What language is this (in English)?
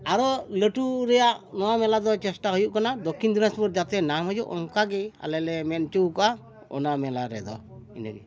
Santali